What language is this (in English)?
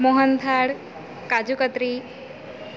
Gujarati